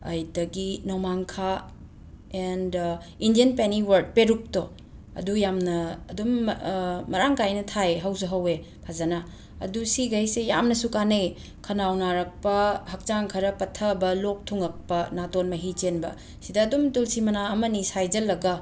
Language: Manipuri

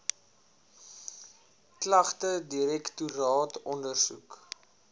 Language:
Afrikaans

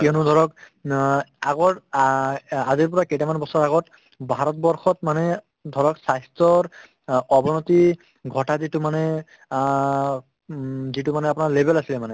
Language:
Assamese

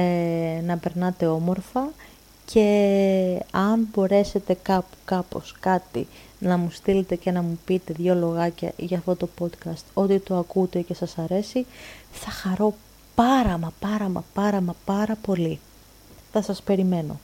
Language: Greek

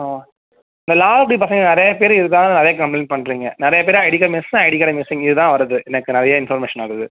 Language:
Tamil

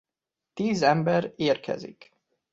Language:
Hungarian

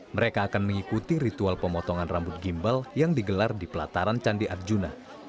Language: Indonesian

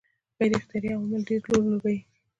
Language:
Pashto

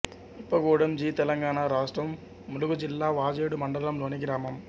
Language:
Telugu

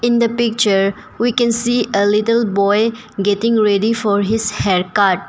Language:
English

